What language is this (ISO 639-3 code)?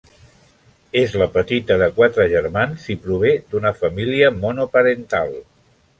cat